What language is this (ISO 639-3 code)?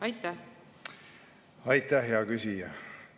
est